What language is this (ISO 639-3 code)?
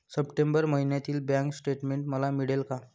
mar